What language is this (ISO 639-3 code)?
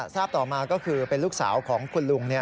tha